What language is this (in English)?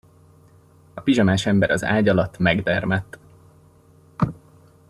Hungarian